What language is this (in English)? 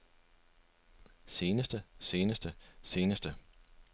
Danish